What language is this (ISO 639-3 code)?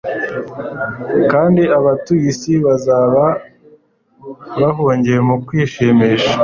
kin